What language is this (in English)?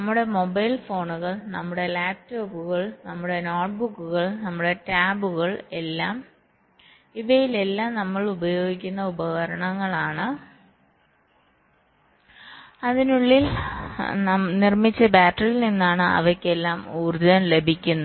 Malayalam